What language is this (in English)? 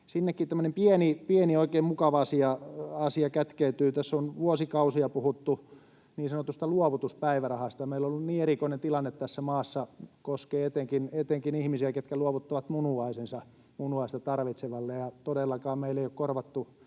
Finnish